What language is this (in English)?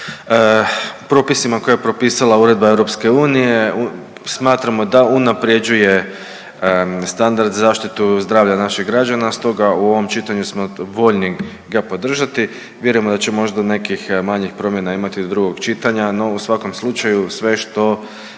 Croatian